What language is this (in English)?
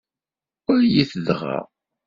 Kabyle